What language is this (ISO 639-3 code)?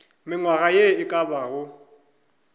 nso